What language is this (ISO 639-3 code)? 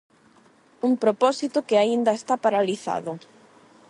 glg